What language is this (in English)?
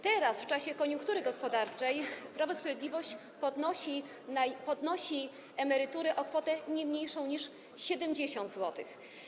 Polish